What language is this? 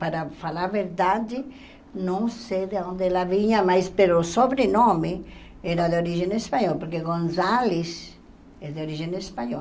Portuguese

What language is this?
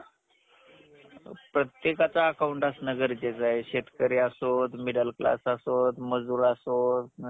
Marathi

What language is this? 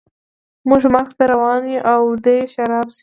Pashto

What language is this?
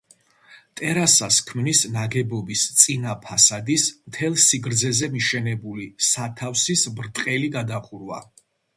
Georgian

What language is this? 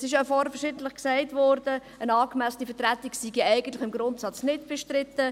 Swiss German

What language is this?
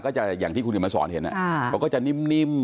Thai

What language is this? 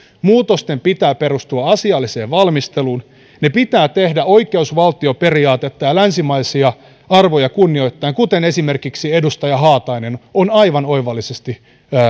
Finnish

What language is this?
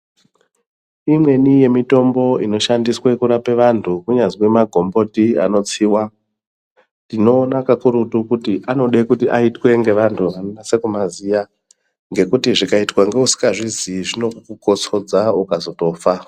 Ndau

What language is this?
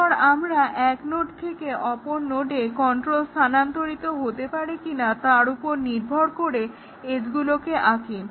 Bangla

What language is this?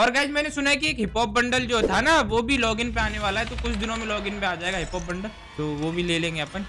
Hindi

